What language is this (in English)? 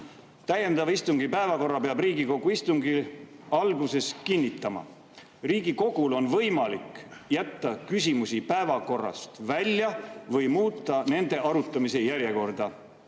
Estonian